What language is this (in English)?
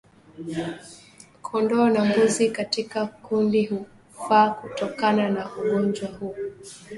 Swahili